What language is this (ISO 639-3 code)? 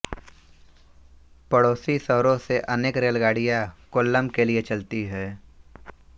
hin